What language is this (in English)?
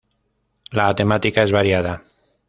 Spanish